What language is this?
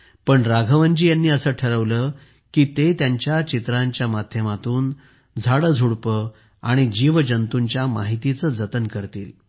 Marathi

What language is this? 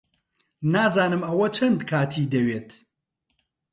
Central Kurdish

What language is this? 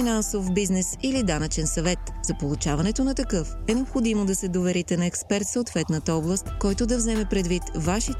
Bulgarian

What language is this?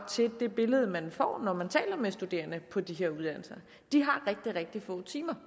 Danish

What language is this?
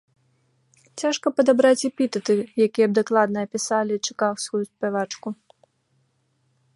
Belarusian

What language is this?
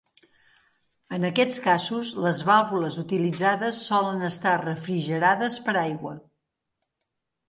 Catalan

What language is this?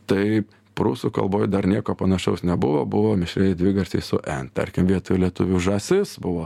Lithuanian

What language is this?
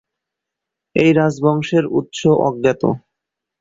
Bangla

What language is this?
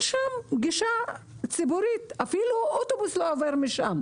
Hebrew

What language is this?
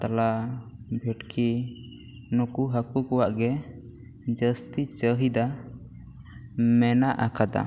Santali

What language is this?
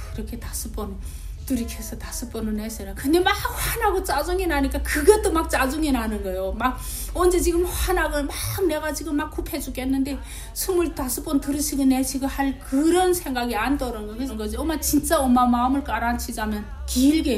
Korean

